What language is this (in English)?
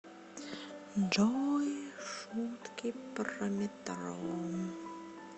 Russian